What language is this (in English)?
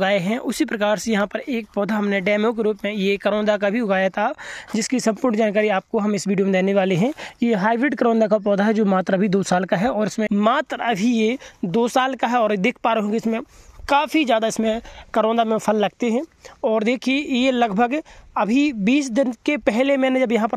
Hindi